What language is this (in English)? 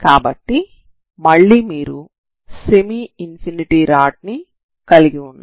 Telugu